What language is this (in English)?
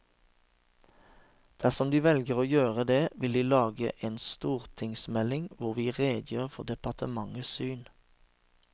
Norwegian